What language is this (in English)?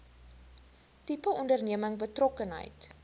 Afrikaans